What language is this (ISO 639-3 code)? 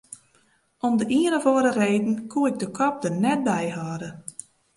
fry